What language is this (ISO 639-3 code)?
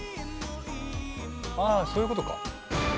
jpn